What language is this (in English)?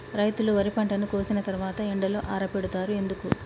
Telugu